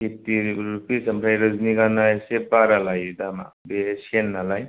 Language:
Bodo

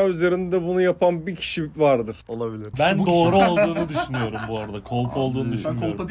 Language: Turkish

